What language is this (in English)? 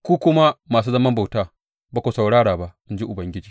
Hausa